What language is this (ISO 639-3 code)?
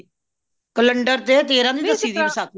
pan